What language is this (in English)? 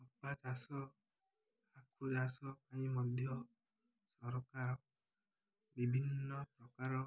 Odia